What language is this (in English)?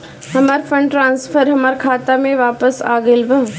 Bhojpuri